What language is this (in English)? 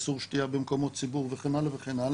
Hebrew